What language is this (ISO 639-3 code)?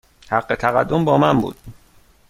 fas